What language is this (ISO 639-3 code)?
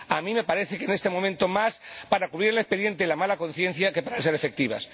spa